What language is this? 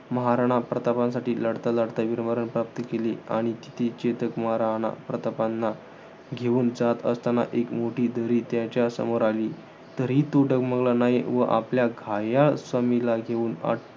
Marathi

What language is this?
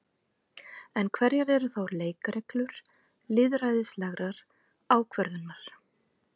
Icelandic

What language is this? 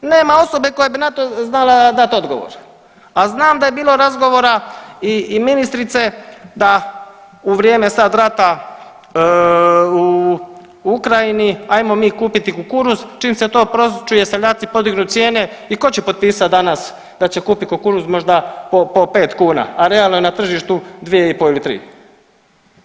Croatian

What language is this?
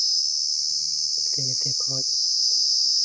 Santali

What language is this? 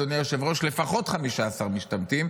Hebrew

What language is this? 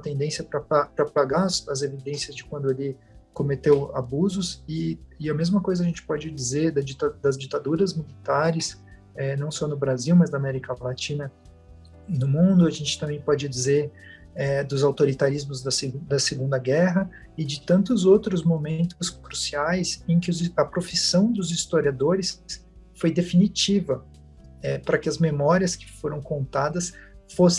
Portuguese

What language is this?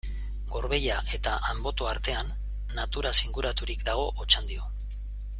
Basque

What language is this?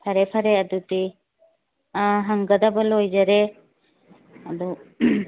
Manipuri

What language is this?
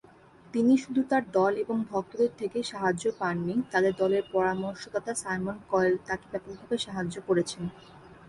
Bangla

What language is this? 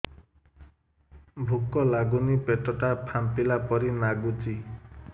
Odia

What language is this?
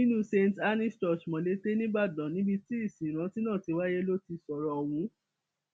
Yoruba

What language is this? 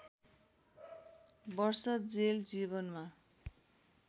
Nepali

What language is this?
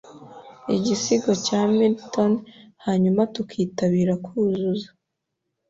Kinyarwanda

